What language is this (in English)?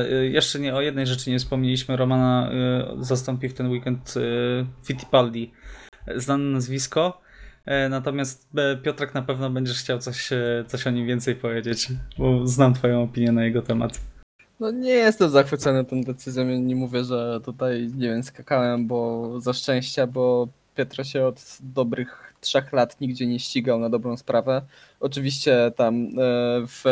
Polish